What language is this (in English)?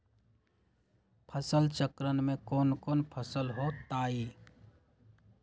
Magahi